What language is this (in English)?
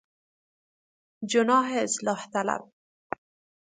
Persian